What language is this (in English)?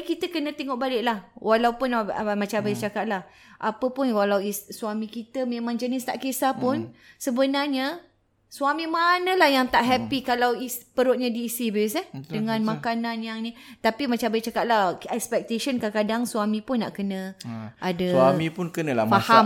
Malay